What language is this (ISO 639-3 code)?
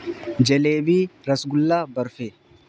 urd